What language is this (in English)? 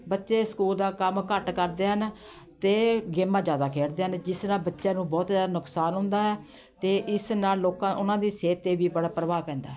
Punjabi